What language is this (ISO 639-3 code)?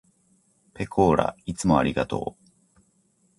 jpn